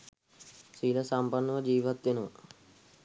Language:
Sinhala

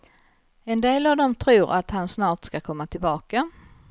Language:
Swedish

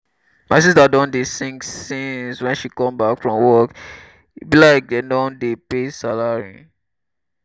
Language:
Nigerian Pidgin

